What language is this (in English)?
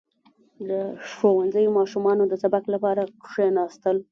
Pashto